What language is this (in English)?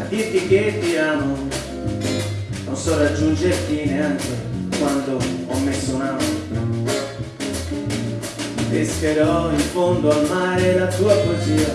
Italian